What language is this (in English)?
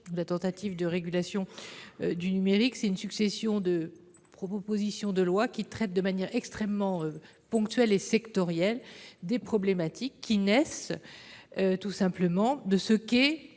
French